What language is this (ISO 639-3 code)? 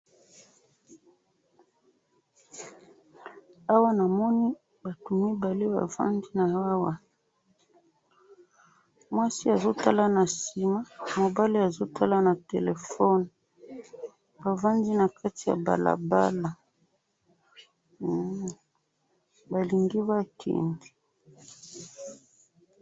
lin